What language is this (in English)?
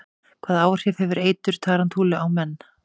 Icelandic